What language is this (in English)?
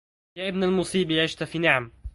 Arabic